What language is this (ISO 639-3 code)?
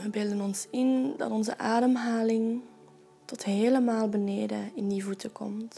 nld